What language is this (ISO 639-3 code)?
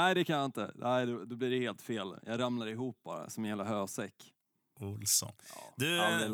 swe